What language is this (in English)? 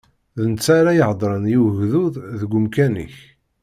Kabyle